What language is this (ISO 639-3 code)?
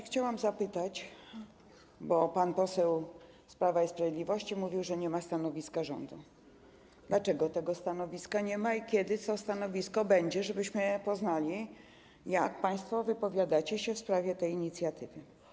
pol